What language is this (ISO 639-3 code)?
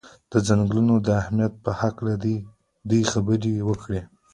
pus